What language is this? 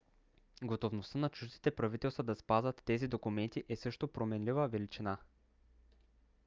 Bulgarian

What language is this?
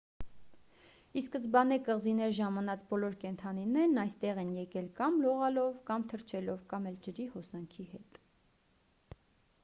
Armenian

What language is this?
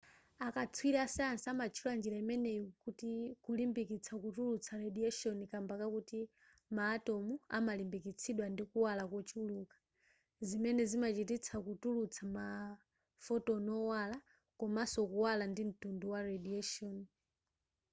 Nyanja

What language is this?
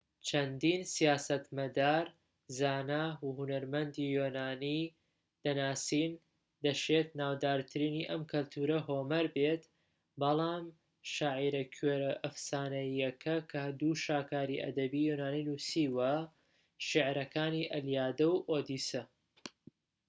Central Kurdish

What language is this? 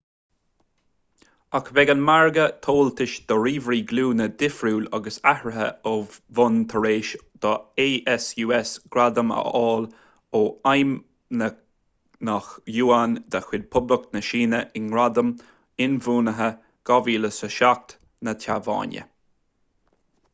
Irish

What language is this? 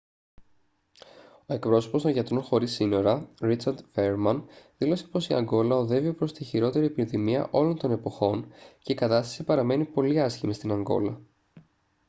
Greek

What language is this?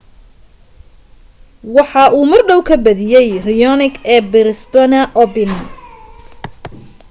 Somali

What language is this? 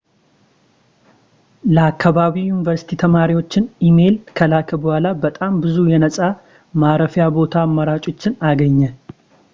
Amharic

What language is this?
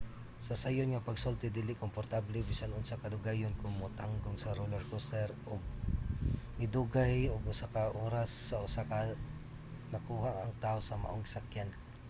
Cebuano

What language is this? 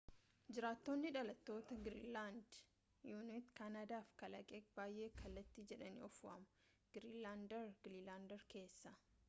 Oromo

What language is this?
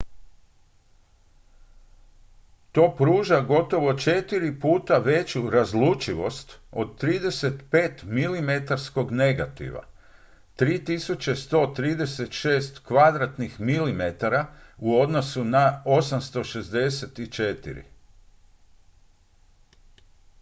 Croatian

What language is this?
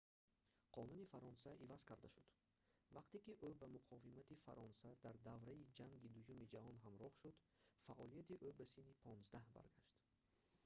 Tajik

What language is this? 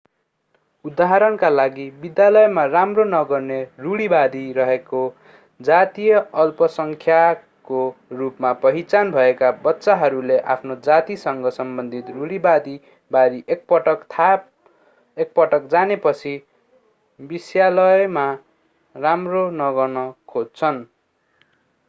Nepali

